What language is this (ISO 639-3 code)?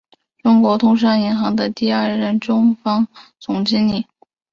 zho